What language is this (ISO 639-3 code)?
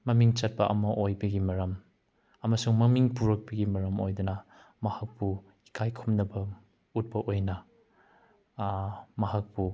mni